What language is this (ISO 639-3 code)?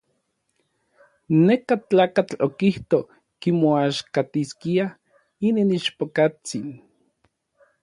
nlv